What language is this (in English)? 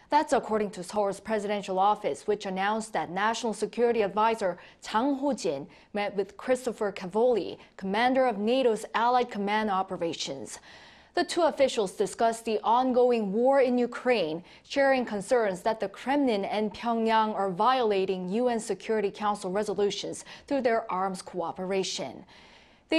English